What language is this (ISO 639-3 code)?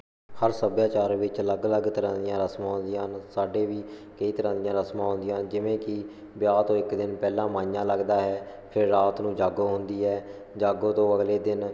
pan